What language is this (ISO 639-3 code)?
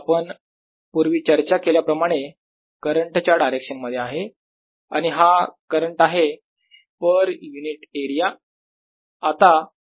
mar